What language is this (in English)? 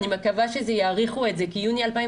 Hebrew